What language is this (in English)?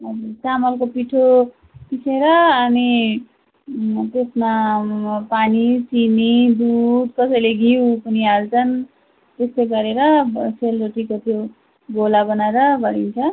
Nepali